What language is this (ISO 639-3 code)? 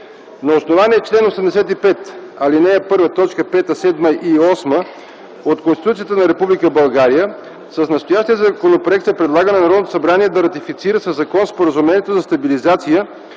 bul